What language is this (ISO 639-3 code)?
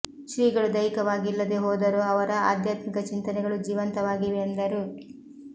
kan